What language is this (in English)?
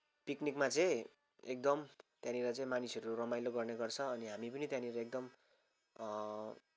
Nepali